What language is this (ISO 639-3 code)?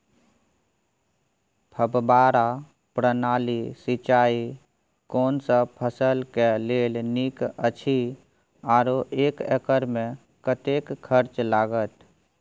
mai